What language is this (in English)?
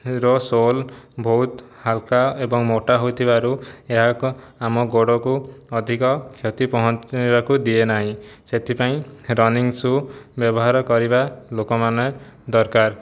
Odia